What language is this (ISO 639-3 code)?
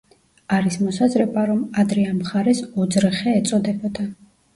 kat